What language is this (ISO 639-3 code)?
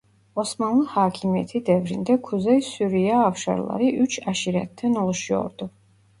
tur